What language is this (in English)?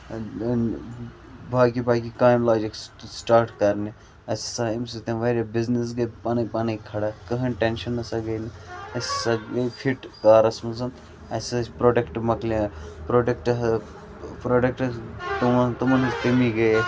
Kashmiri